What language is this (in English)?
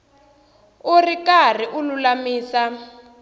Tsonga